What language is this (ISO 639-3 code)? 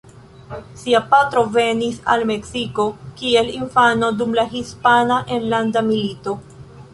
epo